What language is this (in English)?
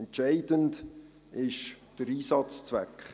Swiss German